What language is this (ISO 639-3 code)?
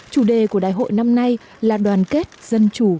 vie